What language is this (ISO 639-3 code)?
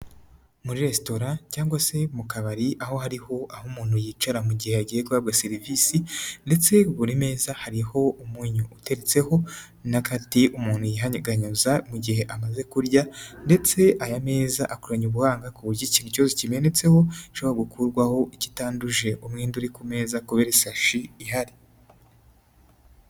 kin